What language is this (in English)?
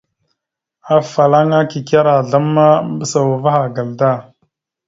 Mada (Cameroon)